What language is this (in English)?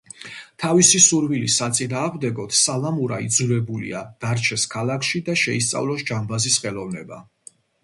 Georgian